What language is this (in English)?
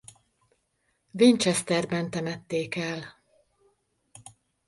Hungarian